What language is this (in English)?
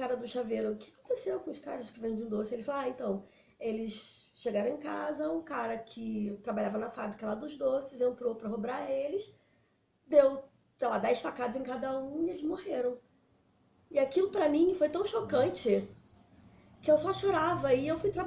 Portuguese